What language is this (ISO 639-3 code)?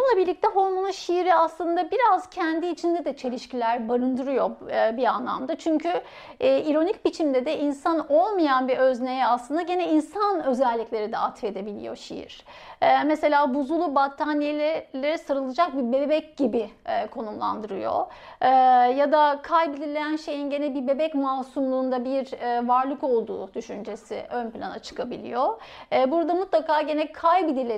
tur